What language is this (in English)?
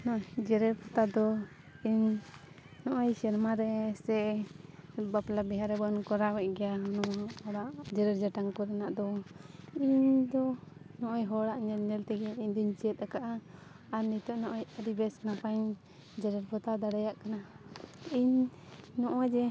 Santali